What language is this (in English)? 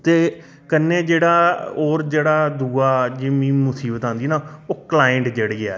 Dogri